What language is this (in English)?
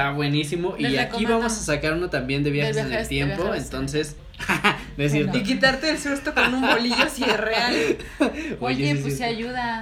Spanish